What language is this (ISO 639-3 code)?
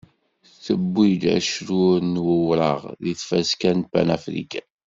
kab